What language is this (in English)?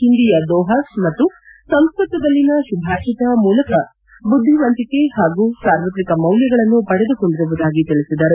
Kannada